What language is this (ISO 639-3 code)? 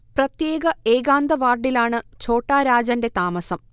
mal